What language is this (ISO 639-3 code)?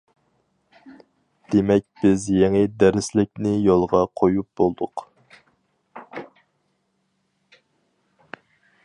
uig